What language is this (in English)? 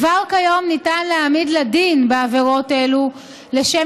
Hebrew